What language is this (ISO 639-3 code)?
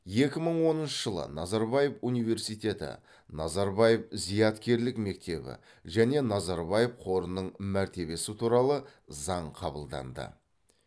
kaz